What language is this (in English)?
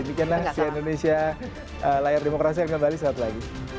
Indonesian